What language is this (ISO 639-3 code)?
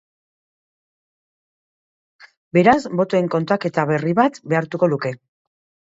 eus